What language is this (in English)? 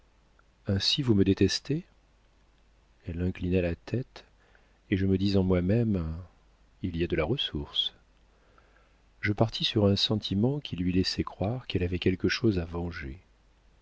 French